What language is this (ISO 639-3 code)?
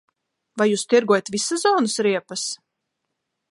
lav